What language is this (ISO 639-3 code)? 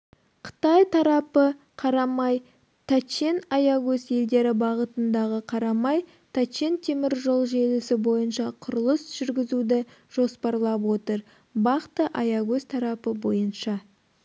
kaz